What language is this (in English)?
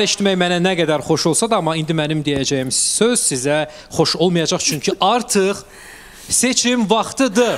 Turkish